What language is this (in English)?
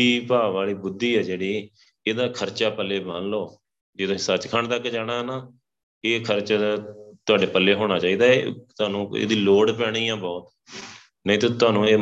Punjabi